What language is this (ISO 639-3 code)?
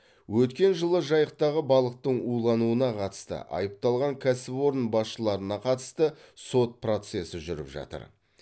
kaz